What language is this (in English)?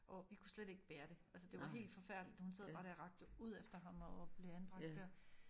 Danish